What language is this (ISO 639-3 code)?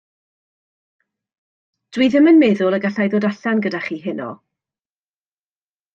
cym